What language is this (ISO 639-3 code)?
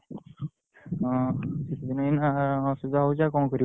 ori